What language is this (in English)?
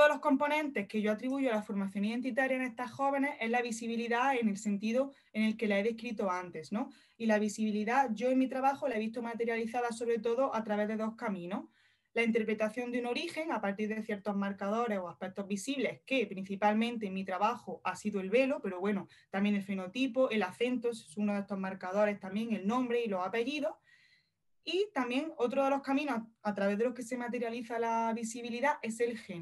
Spanish